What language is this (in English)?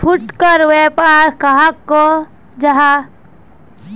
Magahi